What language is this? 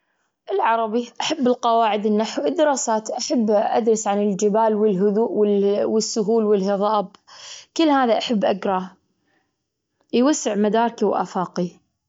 Gulf Arabic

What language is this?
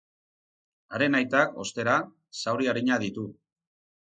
Basque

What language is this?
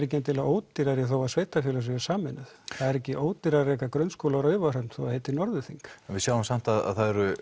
Icelandic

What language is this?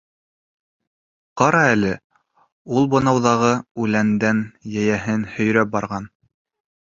Bashkir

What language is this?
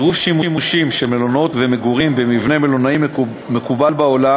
Hebrew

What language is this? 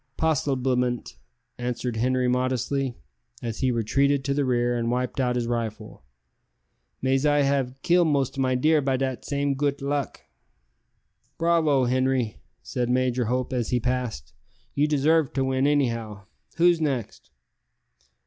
English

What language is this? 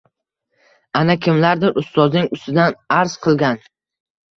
Uzbek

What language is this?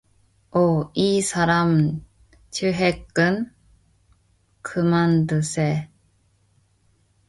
Korean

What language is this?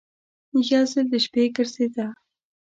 Pashto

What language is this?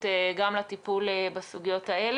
Hebrew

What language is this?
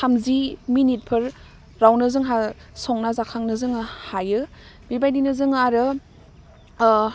Bodo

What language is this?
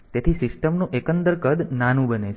Gujarati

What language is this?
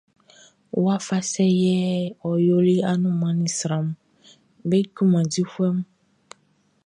Baoulé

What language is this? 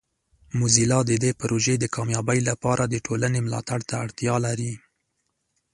Pashto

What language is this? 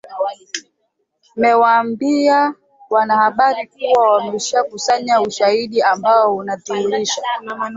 Swahili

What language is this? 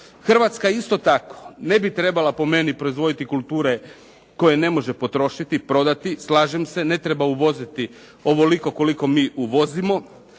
Croatian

